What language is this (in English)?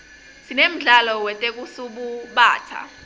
Swati